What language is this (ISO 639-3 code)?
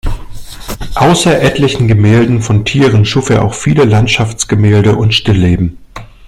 deu